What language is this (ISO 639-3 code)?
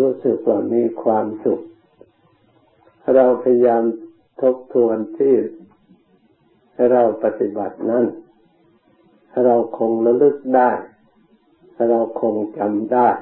tha